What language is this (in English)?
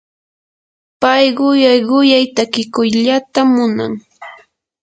Yanahuanca Pasco Quechua